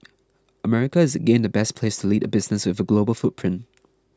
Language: English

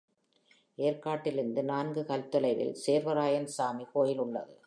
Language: Tamil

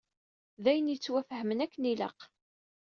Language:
Kabyle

